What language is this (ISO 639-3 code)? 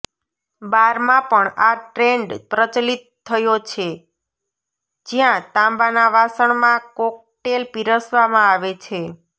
guj